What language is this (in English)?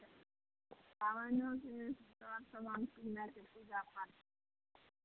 Maithili